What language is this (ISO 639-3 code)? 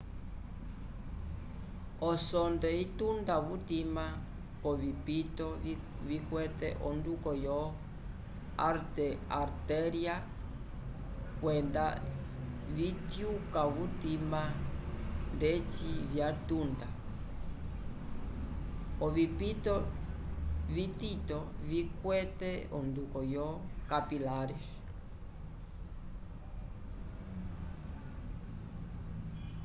umb